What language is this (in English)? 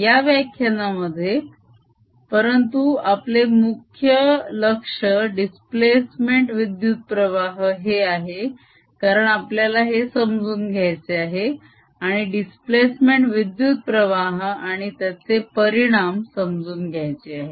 Marathi